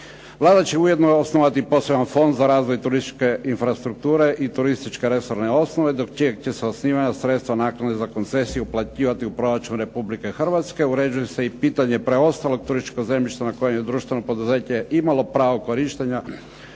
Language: Croatian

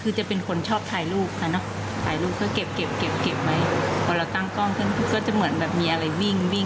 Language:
Thai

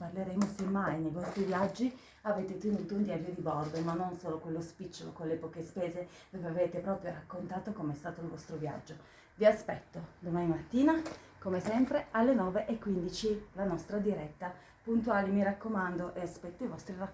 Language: Italian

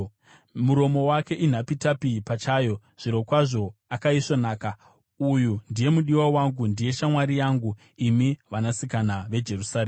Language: Shona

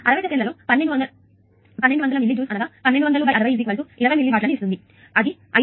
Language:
Telugu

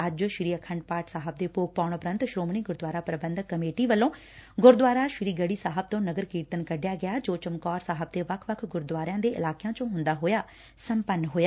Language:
Punjabi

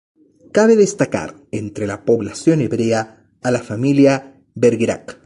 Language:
Spanish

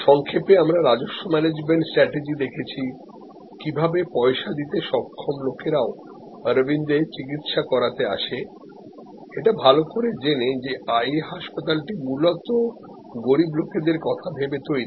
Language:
Bangla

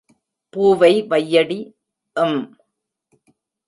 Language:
Tamil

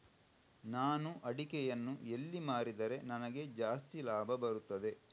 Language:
Kannada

